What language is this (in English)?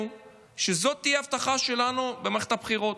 Hebrew